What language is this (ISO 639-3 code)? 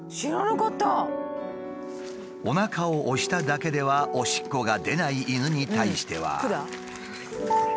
jpn